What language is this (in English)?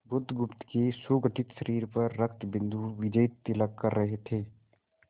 Hindi